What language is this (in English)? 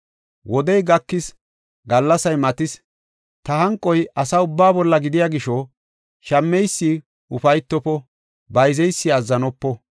Gofa